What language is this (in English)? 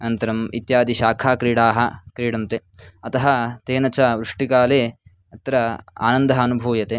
Sanskrit